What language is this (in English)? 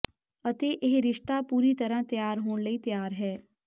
Punjabi